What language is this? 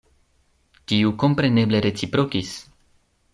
Esperanto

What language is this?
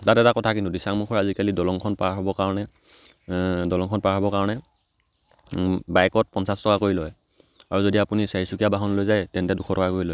Assamese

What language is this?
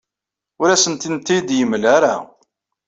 Kabyle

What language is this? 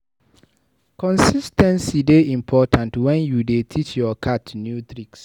Nigerian Pidgin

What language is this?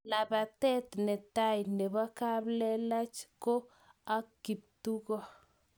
Kalenjin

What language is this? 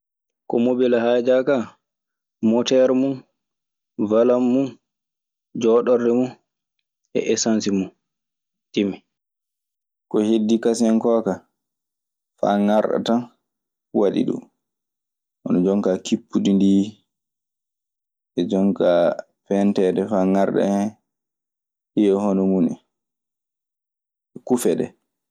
Maasina Fulfulde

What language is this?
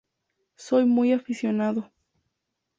Spanish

